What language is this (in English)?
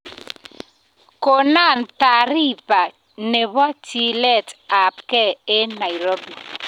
Kalenjin